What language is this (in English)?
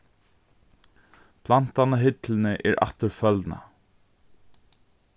Faroese